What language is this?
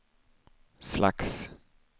Swedish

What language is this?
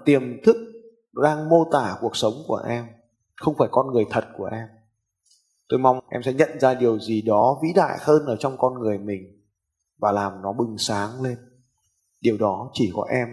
Vietnamese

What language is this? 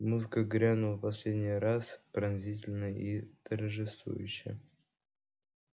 Russian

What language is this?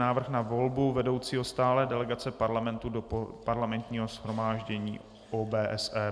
Czech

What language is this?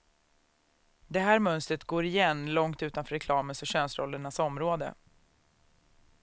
Swedish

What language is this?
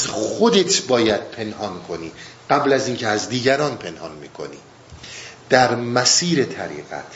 Persian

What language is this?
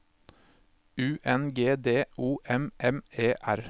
Norwegian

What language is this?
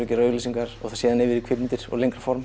Icelandic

